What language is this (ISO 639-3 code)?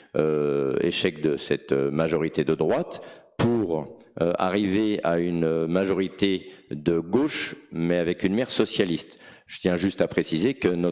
fra